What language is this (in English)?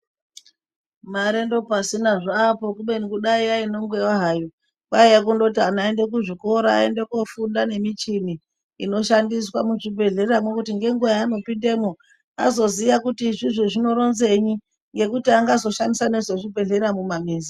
Ndau